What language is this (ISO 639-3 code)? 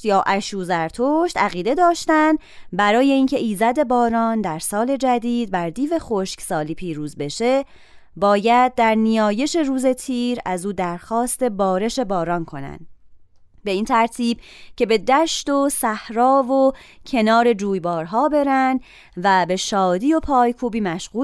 fas